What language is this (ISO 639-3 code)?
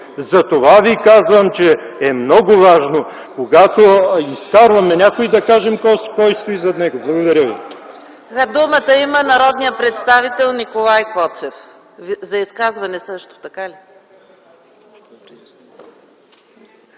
bul